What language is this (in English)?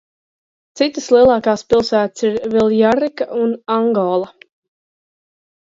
Latvian